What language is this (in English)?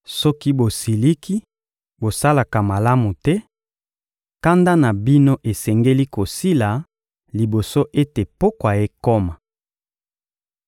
Lingala